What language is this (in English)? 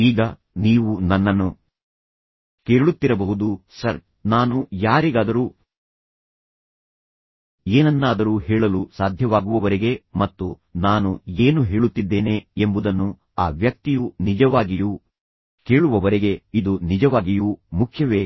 Kannada